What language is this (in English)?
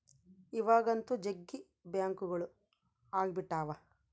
Kannada